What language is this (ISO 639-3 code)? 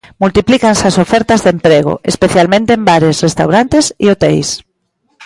glg